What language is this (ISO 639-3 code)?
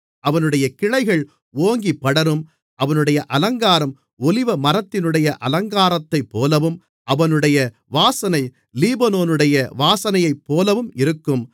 tam